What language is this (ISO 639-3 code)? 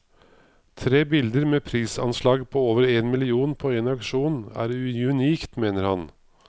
nor